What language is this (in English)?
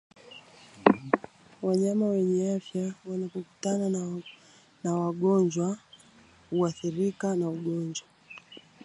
Swahili